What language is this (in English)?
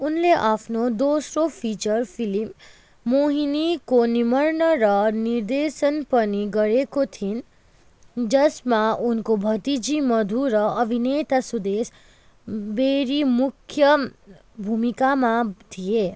Nepali